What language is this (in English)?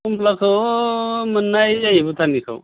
Bodo